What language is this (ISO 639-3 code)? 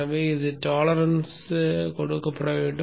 tam